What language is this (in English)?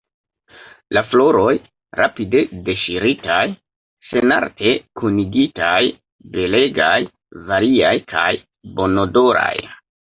Esperanto